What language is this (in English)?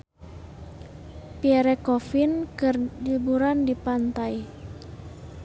Sundanese